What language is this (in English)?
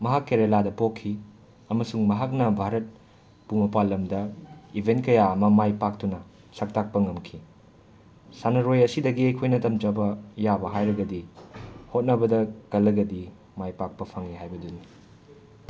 Manipuri